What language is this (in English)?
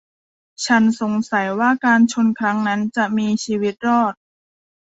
Thai